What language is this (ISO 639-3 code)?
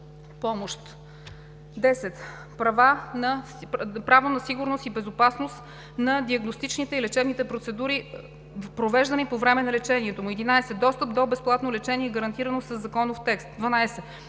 bul